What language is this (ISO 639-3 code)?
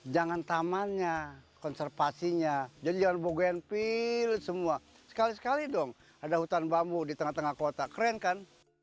ind